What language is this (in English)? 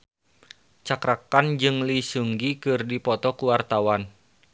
Sundanese